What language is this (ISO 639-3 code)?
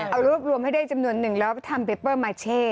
tha